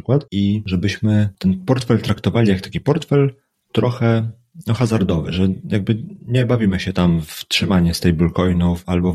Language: Polish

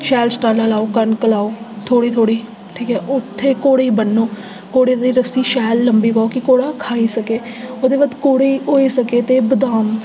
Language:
Dogri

